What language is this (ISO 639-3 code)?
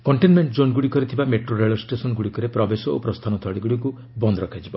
ori